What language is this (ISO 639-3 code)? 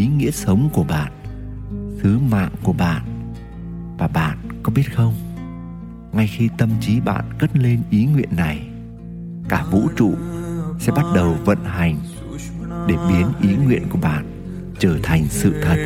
vie